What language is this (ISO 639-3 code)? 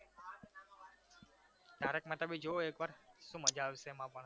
guj